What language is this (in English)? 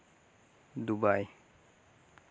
Santali